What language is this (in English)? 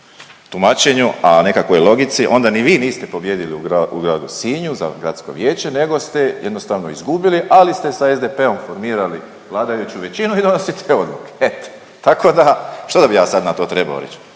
Croatian